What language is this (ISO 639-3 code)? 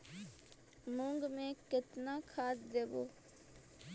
mag